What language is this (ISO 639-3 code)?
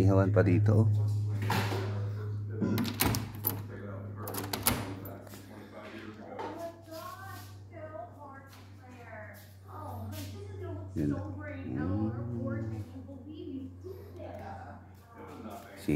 fil